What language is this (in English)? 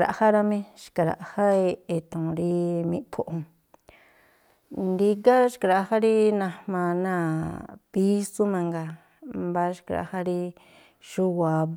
Tlacoapa Me'phaa